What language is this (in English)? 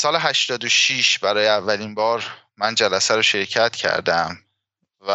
Persian